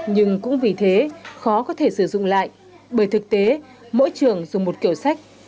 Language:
Vietnamese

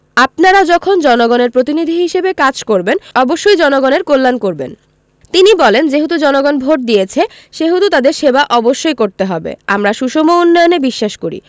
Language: Bangla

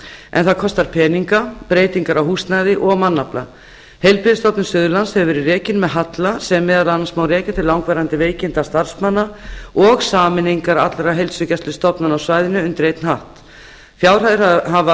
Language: Icelandic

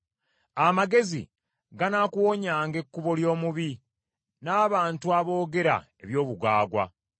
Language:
Ganda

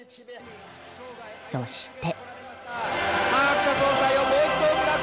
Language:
Japanese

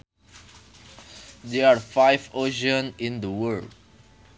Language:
Sundanese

